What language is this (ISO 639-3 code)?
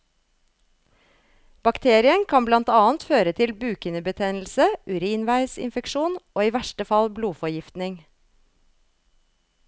nor